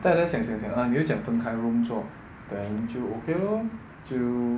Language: English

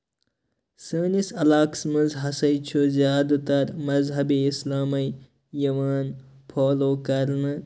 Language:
Kashmiri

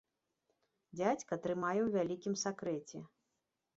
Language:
Belarusian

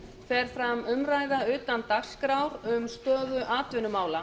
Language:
Icelandic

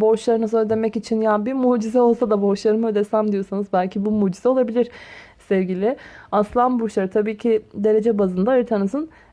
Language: Turkish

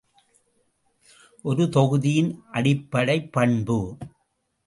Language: Tamil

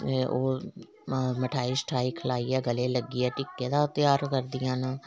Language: Dogri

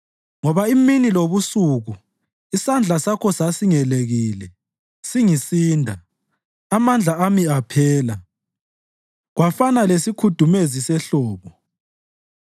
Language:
North Ndebele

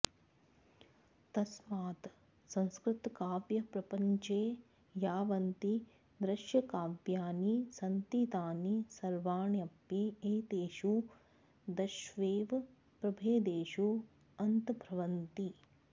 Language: Sanskrit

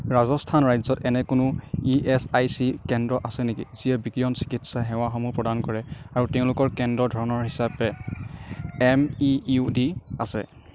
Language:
Assamese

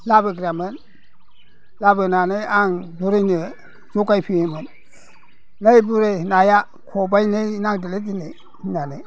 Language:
Bodo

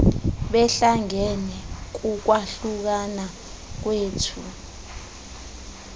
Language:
Xhosa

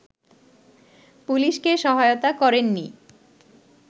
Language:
Bangla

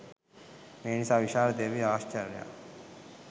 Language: Sinhala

